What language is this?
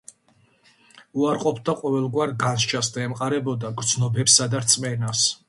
Georgian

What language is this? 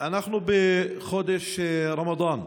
Hebrew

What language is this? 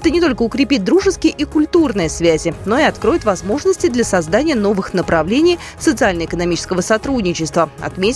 Russian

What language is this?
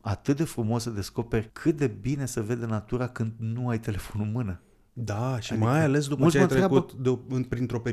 Romanian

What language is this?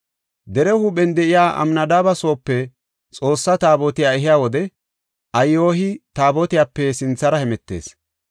Gofa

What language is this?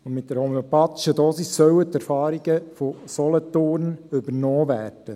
Swiss German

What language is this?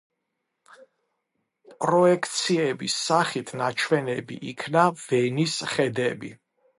Georgian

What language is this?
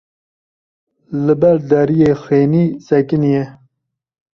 Kurdish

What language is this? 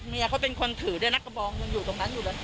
Thai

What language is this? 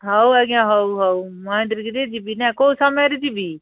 Odia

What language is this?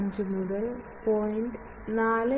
Malayalam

